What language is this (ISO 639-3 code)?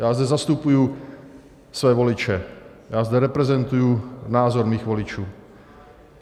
ces